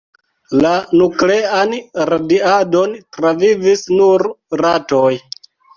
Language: Esperanto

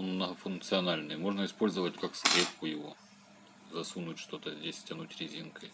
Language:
Russian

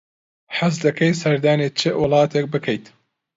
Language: Central Kurdish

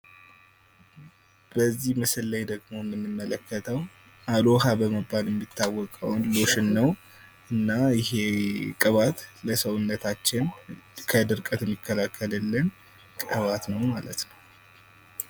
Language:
Amharic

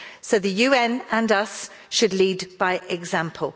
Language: English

